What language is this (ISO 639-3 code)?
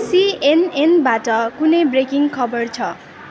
nep